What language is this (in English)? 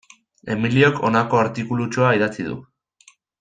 Basque